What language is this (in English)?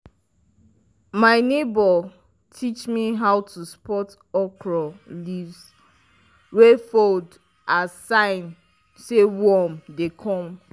Nigerian Pidgin